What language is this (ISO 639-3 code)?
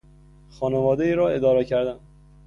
fas